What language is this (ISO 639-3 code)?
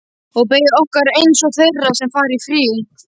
isl